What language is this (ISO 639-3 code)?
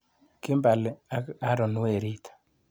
kln